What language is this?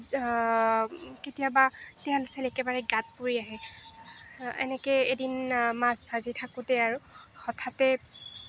Assamese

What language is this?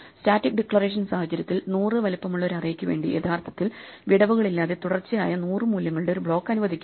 Malayalam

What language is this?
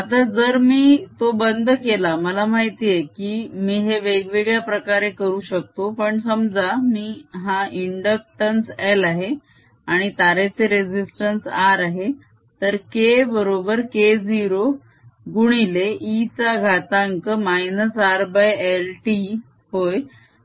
Marathi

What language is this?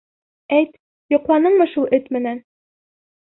Bashkir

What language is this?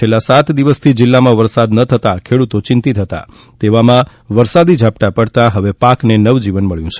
Gujarati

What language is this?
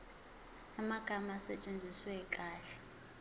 Zulu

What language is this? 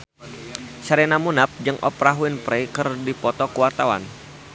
Sundanese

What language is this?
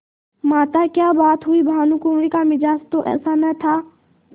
Hindi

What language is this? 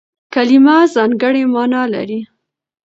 Pashto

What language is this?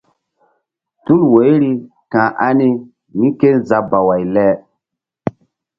Mbum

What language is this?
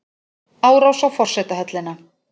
Icelandic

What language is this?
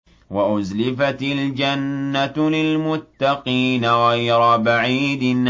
Arabic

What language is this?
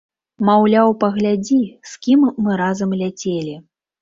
Belarusian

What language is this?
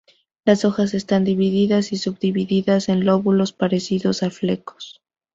Spanish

